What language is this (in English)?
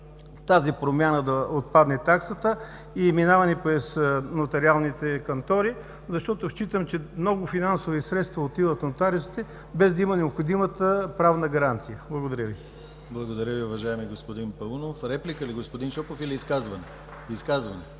Bulgarian